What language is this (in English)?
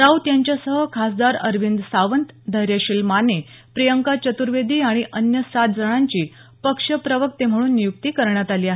Marathi